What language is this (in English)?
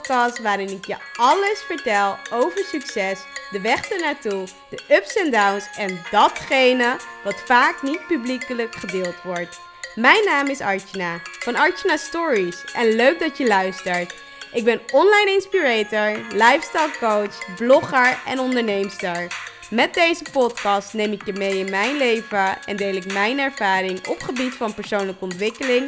Dutch